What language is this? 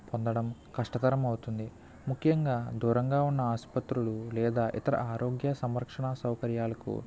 Telugu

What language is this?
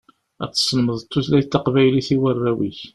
Kabyle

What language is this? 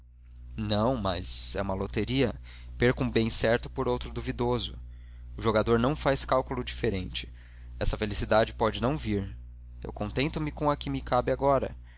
Portuguese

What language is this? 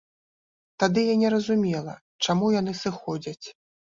Belarusian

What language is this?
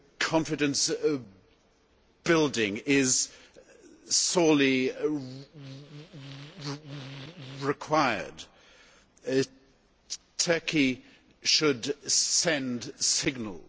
English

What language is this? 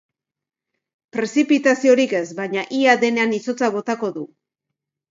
Basque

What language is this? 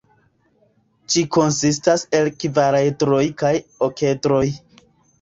Esperanto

